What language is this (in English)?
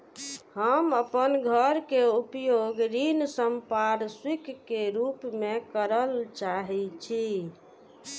Maithili